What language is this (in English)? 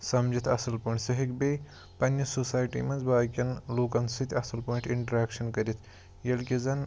Kashmiri